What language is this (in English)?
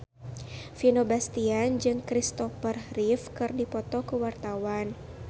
Sundanese